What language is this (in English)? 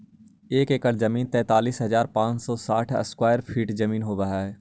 Magahi